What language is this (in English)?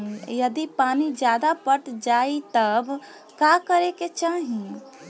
Bhojpuri